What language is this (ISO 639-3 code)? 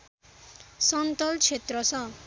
nep